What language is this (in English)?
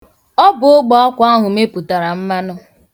Igbo